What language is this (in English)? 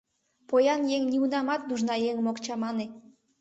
Mari